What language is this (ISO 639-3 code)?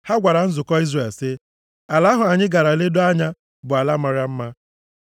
ibo